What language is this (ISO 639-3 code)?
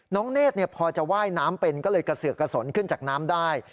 tha